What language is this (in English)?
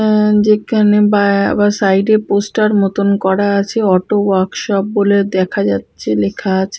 Bangla